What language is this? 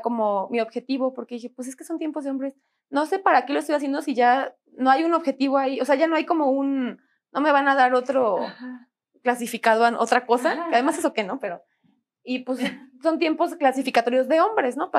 Spanish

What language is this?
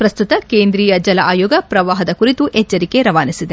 Kannada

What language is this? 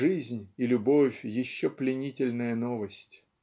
Russian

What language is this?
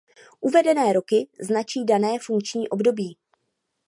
Czech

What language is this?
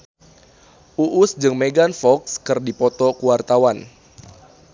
Sundanese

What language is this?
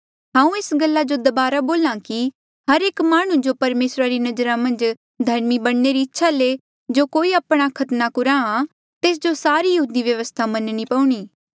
Mandeali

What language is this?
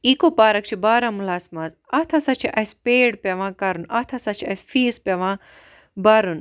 Kashmiri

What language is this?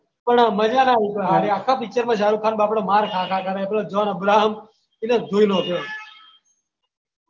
Gujarati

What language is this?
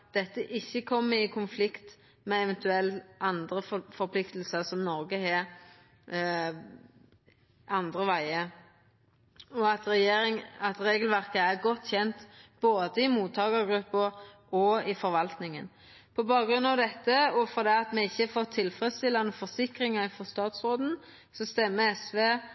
Norwegian Nynorsk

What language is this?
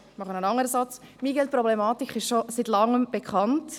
Swiss German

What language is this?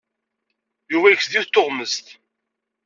Kabyle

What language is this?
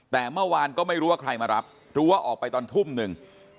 Thai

